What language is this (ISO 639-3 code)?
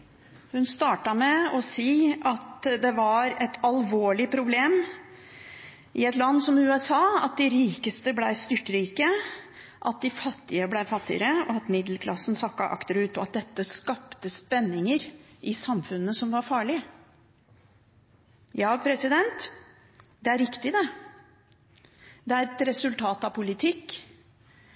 nob